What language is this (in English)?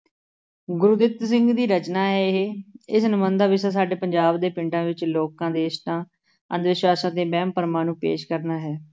Punjabi